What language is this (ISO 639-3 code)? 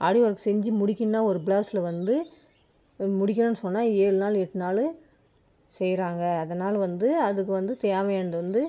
tam